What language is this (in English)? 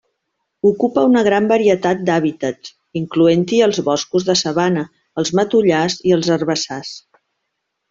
Catalan